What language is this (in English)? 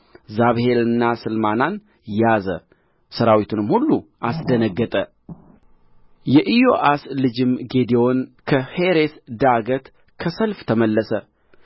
Amharic